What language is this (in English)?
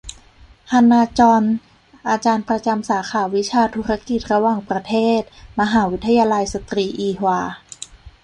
Thai